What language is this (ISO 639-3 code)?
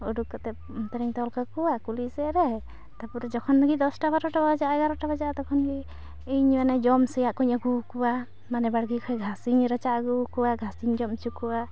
sat